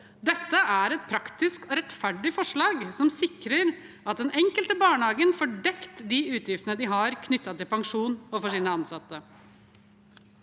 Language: Norwegian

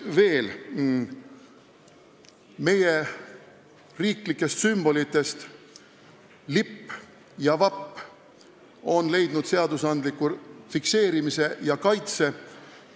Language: Estonian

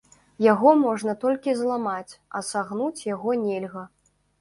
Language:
Belarusian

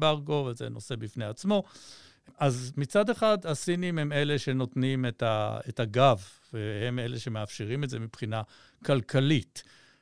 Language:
Hebrew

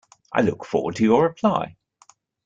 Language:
English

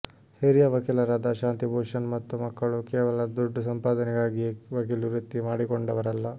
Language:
Kannada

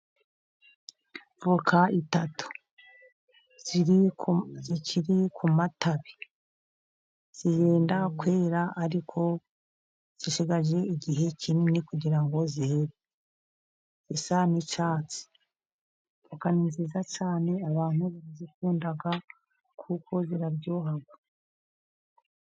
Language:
Kinyarwanda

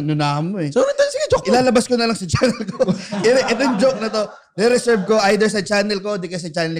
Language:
Filipino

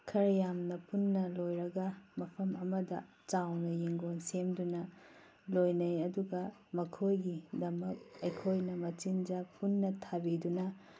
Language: Manipuri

